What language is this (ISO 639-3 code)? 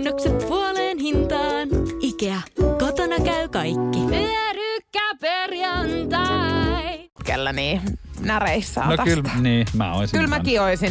fin